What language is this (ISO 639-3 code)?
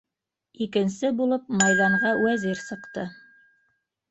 bak